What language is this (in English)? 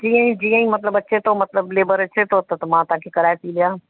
Sindhi